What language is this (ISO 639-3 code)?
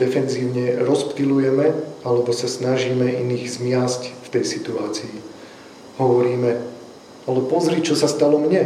slk